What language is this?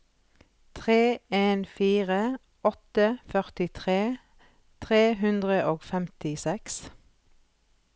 Norwegian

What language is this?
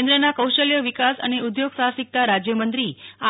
Gujarati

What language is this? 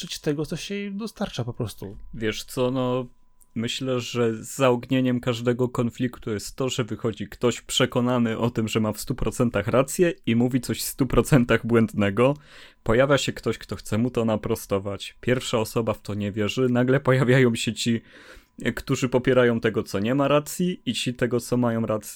Polish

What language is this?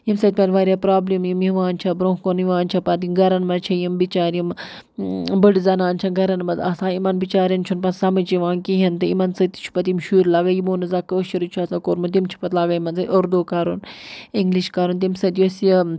Kashmiri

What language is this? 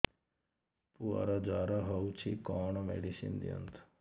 Odia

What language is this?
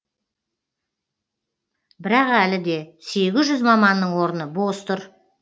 Kazakh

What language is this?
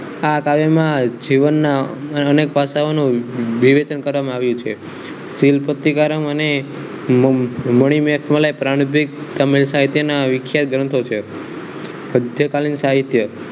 Gujarati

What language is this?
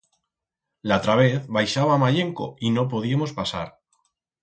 Aragonese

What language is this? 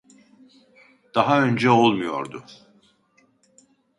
Turkish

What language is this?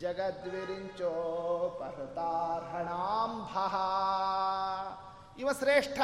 Kannada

